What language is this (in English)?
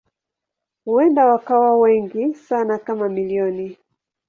Swahili